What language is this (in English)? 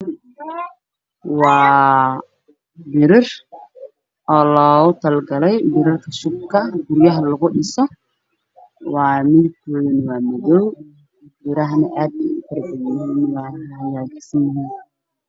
Somali